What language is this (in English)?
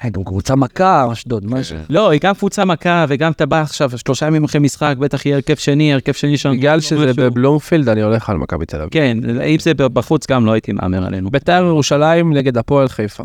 Hebrew